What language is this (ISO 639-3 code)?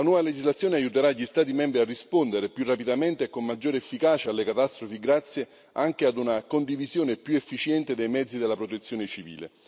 ita